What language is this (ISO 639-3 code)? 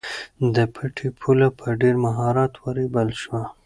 pus